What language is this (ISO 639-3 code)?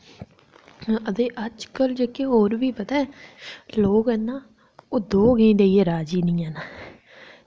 doi